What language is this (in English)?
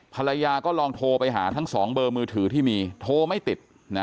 Thai